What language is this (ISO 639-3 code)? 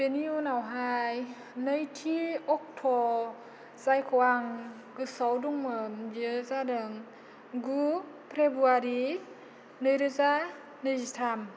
brx